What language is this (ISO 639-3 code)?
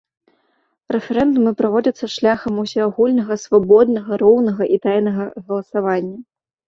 bel